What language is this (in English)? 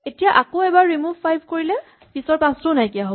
Assamese